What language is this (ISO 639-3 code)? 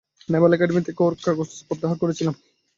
ben